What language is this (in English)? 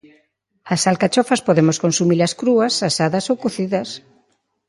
Galician